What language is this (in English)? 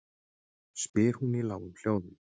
Icelandic